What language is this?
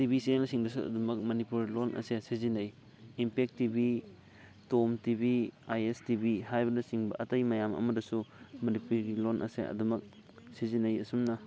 Manipuri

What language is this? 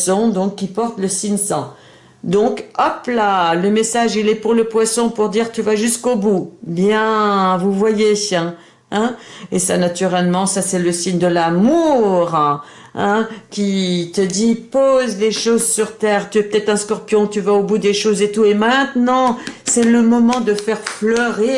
French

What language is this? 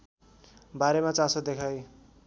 Nepali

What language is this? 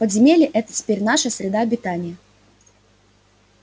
Russian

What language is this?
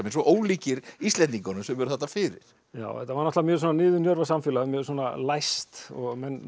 Icelandic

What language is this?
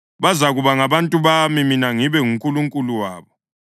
North Ndebele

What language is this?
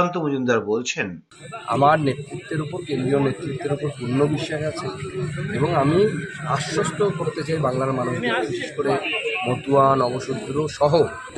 Bangla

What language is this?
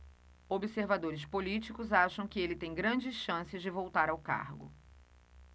Portuguese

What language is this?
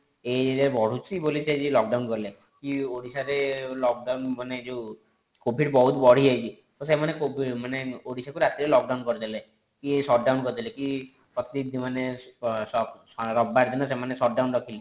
Odia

